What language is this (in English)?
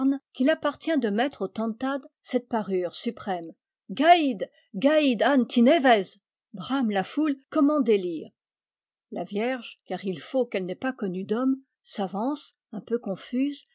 French